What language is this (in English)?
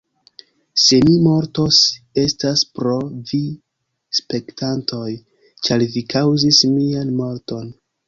Esperanto